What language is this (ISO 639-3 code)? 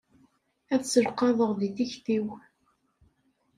kab